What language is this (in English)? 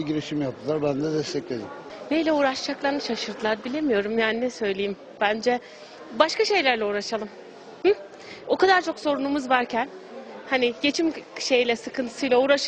Turkish